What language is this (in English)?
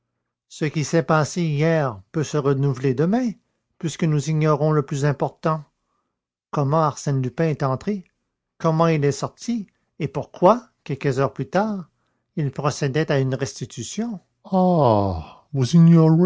French